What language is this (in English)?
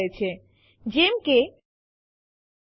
Gujarati